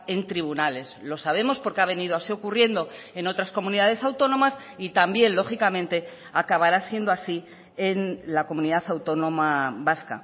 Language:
Spanish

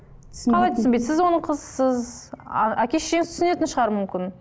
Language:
Kazakh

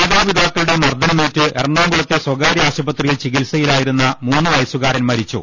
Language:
Malayalam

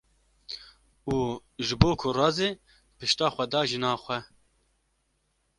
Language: Kurdish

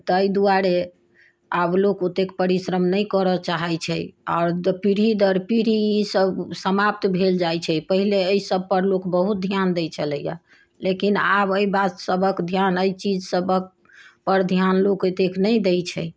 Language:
Maithili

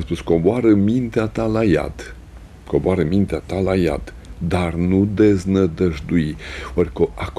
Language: Romanian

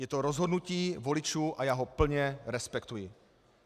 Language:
Czech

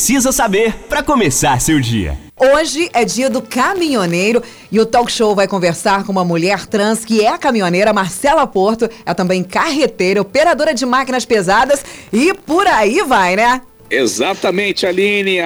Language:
Portuguese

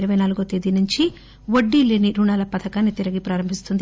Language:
Telugu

